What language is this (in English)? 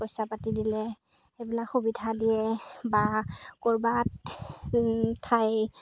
Assamese